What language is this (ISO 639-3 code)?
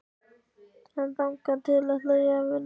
isl